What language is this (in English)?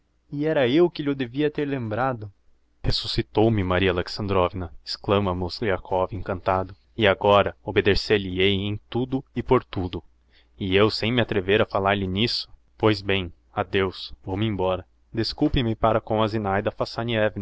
Portuguese